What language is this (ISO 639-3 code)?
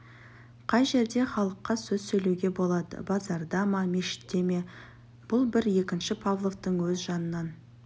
kaz